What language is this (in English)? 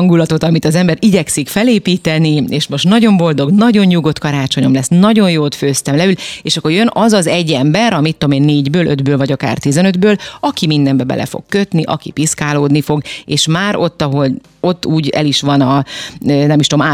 Hungarian